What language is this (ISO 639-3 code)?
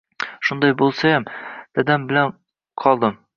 uzb